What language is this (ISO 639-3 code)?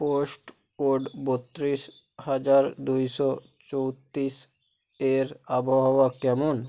ben